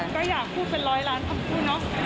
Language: Thai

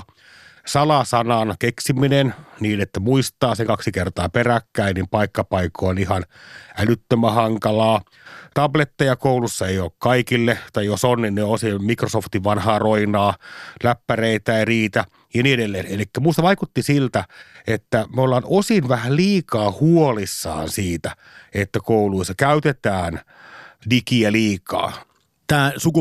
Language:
Finnish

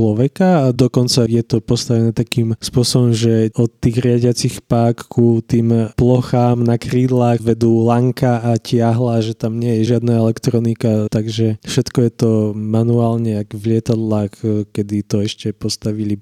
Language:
Slovak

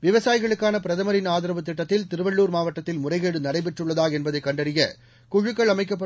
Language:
Tamil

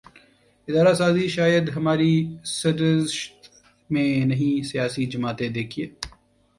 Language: Urdu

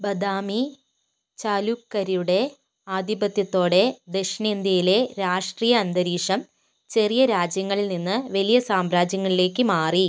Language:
Malayalam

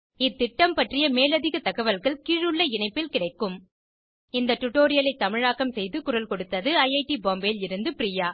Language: Tamil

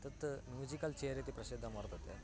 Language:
Sanskrit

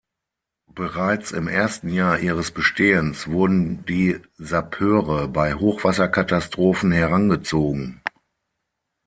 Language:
German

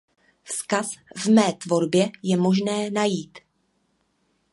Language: Czech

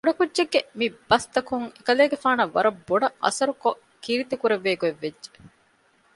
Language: Divehi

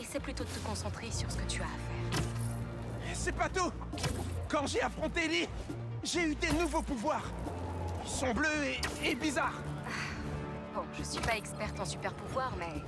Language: French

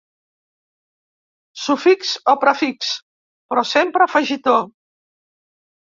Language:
Catalan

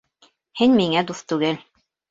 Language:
Bashkir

